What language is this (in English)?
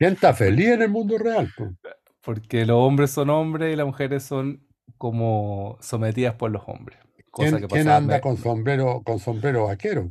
Spanish